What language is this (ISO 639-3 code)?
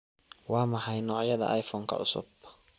som